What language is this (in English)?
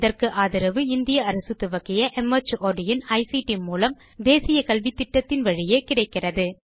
Tamil